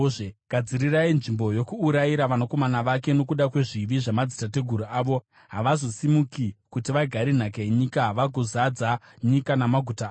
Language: Shona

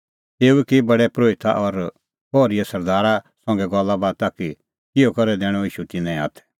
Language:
Kullu Pahari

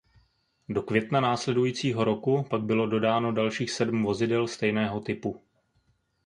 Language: Czech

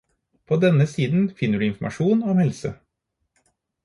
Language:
Norwegian Bokmål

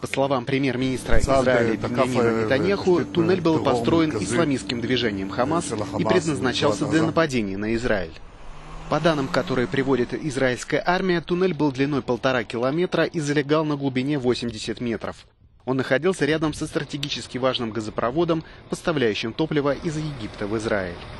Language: Russian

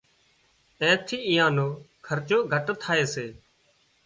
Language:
Wadiyara Koli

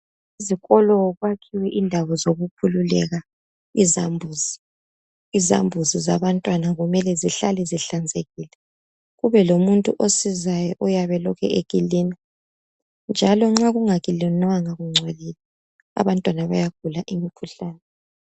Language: North Ndebele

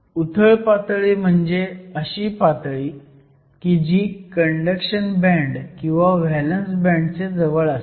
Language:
Marathi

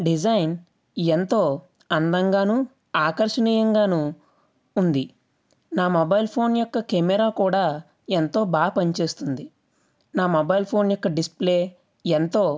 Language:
Telugu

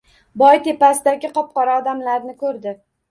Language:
Uzbek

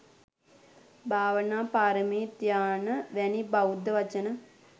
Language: Sinhala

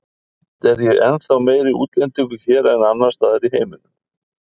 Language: Icelandic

